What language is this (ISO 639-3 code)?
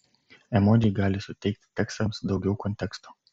lit